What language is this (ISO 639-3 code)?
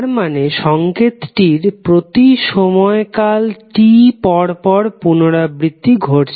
ben